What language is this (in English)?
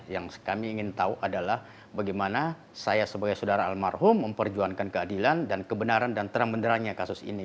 Indonesian